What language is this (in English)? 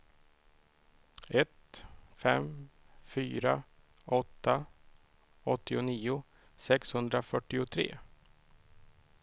Swedish